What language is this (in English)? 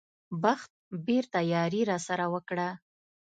Pashto